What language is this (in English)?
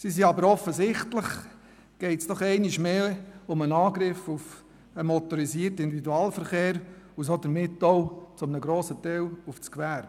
Swiss German